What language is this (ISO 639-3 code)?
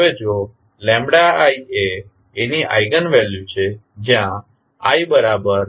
guj